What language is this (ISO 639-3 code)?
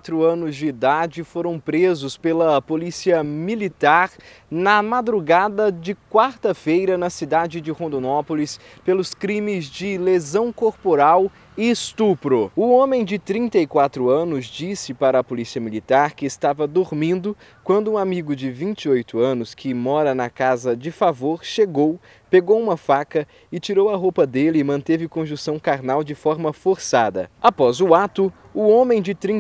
por